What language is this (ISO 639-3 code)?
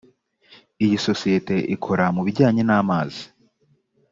kin